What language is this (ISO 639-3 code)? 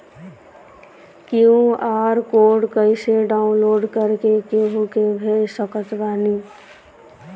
bho